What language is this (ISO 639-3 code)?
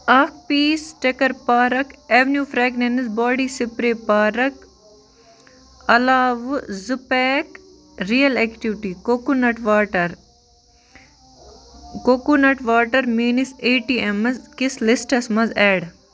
kas